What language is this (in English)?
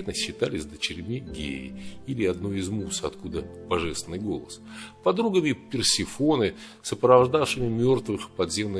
Russian